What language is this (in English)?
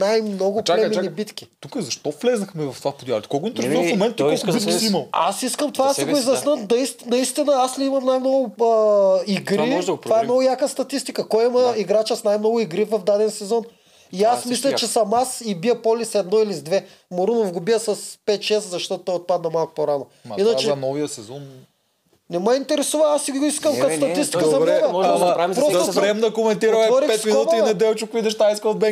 Bulgarian